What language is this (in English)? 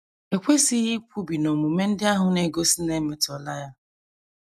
Igbo